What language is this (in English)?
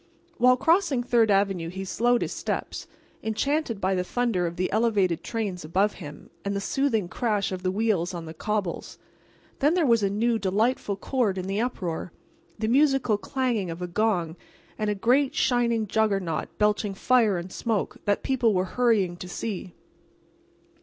English